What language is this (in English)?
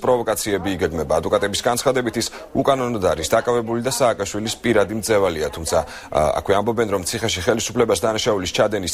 Greek